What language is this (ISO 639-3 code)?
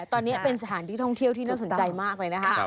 tha